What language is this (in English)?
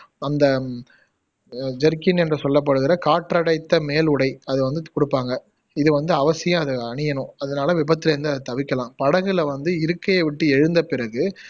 Tamil